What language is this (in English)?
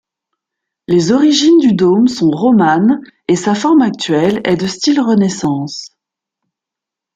French